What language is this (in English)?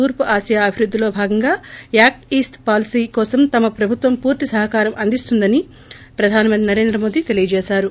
Telugu